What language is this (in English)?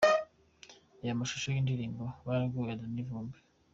Kinyarwanda